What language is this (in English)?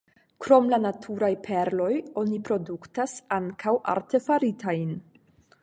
Esperanto